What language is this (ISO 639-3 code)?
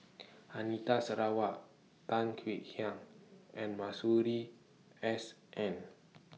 eng